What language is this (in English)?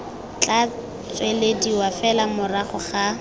Tswana